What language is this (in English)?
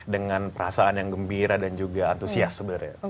Indonesian